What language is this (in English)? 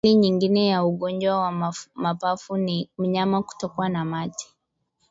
Swahili